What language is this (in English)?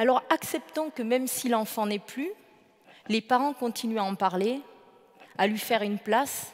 French